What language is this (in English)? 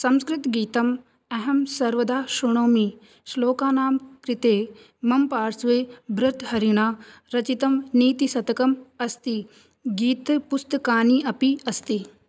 Sanskrit